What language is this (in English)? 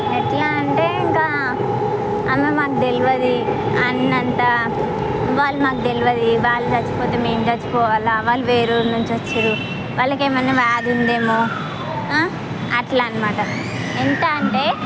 Telugu